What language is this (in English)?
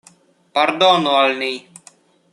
Esperanto